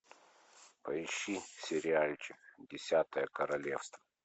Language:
Russian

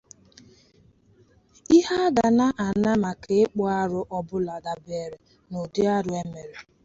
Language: Igbo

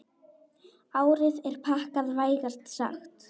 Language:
Icelandic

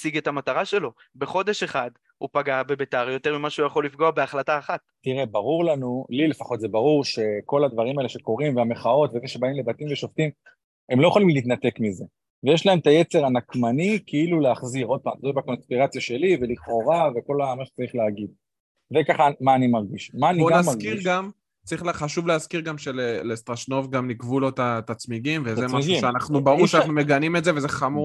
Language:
Hebrew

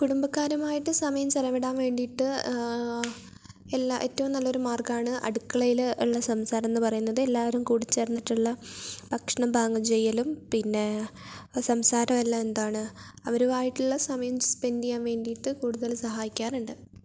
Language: Malayalam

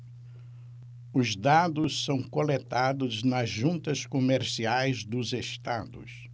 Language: Portuguese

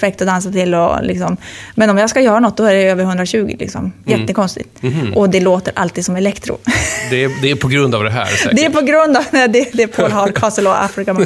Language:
Swedish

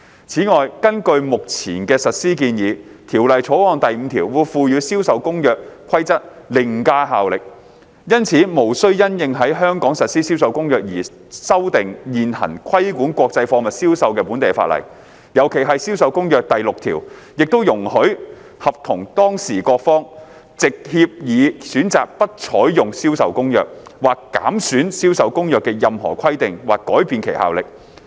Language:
Cantonese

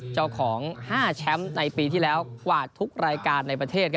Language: Thai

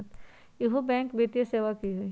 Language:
Magahi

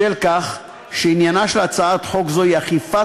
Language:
Hebrew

